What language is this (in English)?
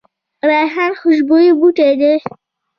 Pashto